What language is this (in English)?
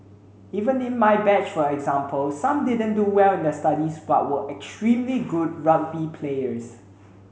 English